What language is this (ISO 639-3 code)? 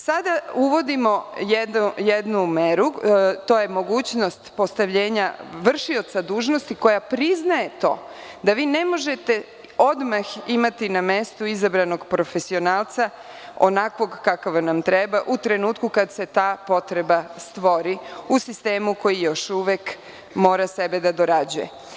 srp